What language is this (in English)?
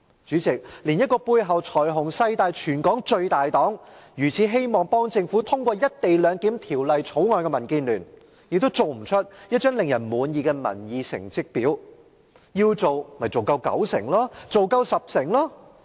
Cantonese